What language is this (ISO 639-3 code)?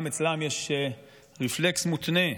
heb